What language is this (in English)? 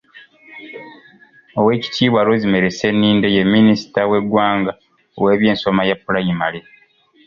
Ganda